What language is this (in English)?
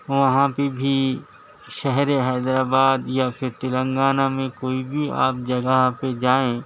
Urdu